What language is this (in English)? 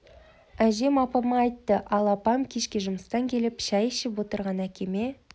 Kazakh